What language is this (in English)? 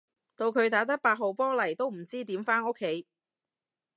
Cantonese